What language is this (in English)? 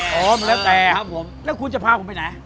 Thai